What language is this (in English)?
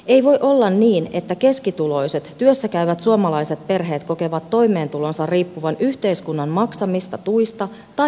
Finnish